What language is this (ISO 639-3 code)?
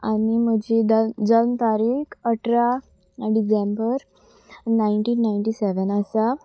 kok